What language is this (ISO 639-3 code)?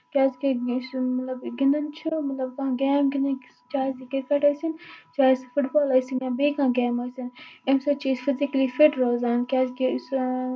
kas